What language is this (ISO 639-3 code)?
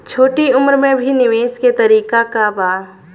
bho